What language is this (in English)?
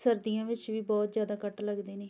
Punjabi